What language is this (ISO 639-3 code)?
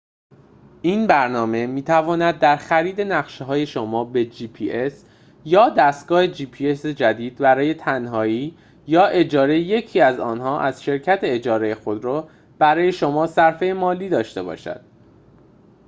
fas